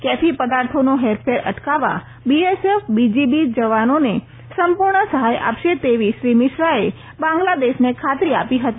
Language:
Gujarati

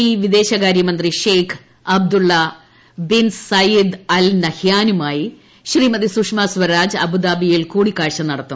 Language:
Malayalam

